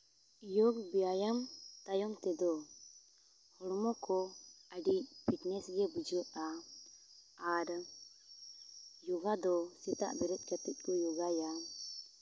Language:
Santali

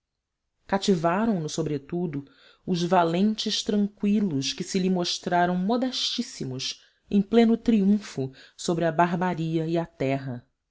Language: Portuguese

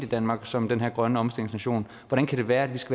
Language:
Danish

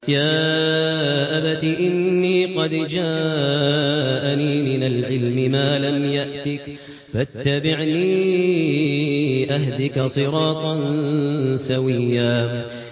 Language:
Arabic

